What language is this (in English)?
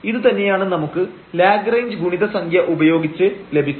Malayalam